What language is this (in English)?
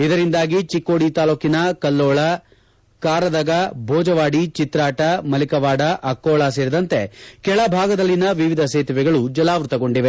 Kannada